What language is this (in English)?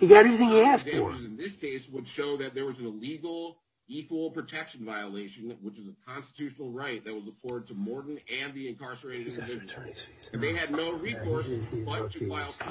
English